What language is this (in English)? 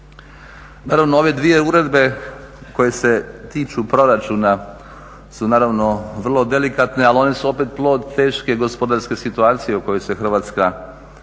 Croatian